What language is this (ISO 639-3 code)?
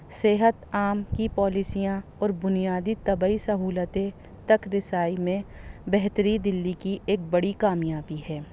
urd